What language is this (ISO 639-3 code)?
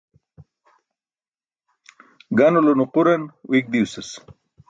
bsk